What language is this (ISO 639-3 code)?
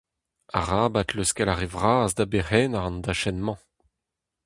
bre